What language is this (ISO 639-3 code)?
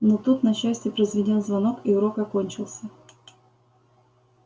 rus